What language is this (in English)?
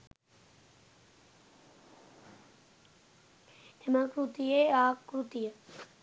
Sinhala